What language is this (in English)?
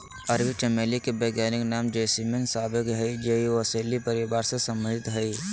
Magahi